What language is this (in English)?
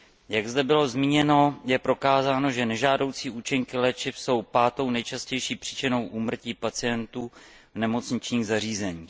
Czech